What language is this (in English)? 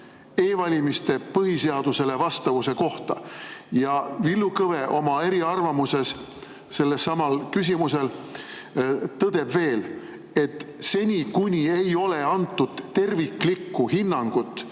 Estonian